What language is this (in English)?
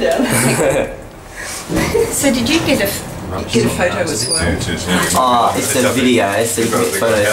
English